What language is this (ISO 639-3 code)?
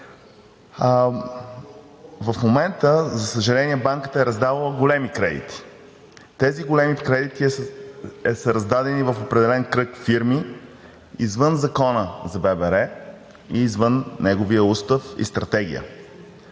bul